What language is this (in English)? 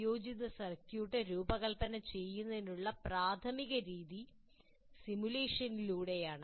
Malayalam